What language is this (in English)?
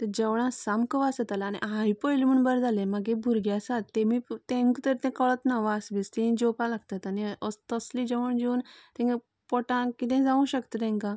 Konkani